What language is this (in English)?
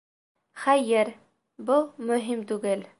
Bashkir